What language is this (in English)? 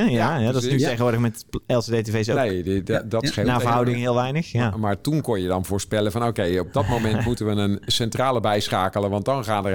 Dutch